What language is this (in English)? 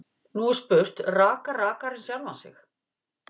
Icelandic